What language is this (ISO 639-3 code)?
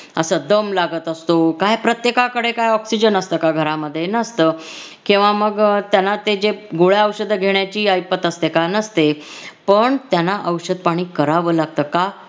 mar